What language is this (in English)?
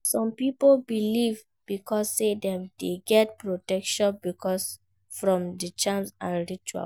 Nigerian Pidgin